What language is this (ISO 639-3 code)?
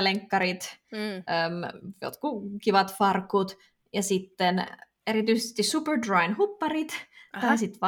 fin